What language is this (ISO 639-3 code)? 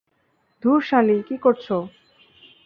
ben